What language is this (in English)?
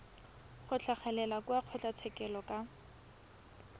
Tswana